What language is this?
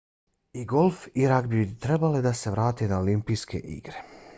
Bosnian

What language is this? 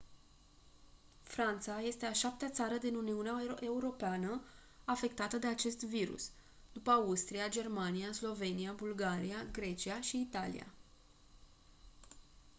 Romanian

